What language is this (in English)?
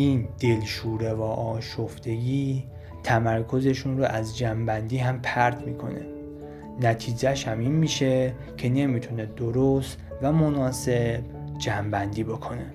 Persian